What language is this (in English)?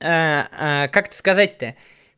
Russian